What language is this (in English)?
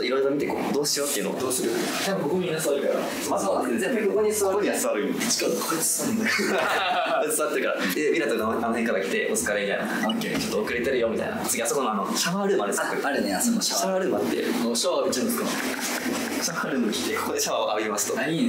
Japanese